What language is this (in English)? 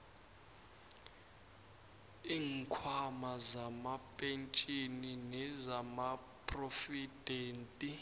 South Ndebele